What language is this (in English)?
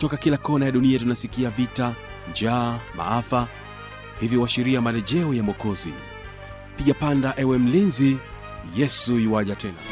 Swahili